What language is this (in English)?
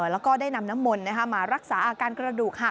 Thai